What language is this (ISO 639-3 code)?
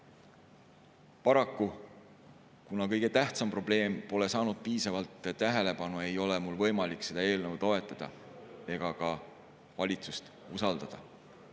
est